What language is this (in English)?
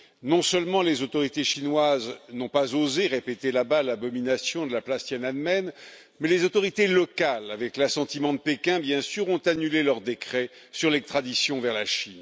French